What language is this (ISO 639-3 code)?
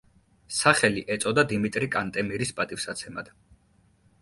kat